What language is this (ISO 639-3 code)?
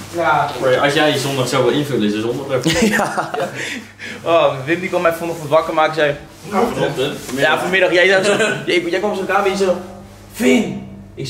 nld